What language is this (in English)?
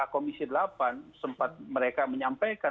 Indonesian